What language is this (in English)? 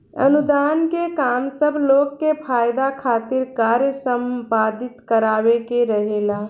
Bhojpuri